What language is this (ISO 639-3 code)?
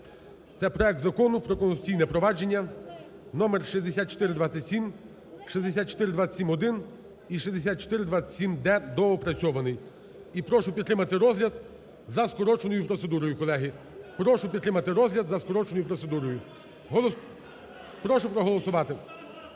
ukr